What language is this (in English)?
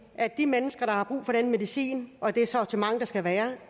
Danish